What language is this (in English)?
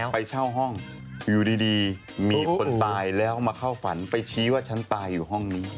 Thai